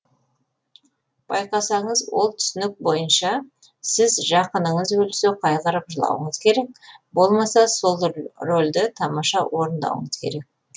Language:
Kazakh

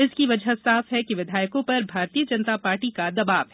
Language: Hindi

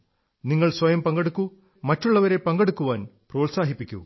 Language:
Malayalam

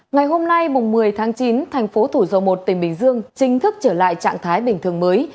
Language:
Vietnamese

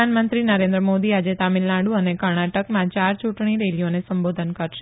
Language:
Gujarati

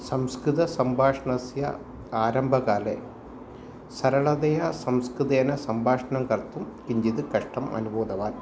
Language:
Sanskrit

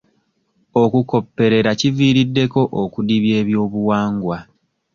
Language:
Ganda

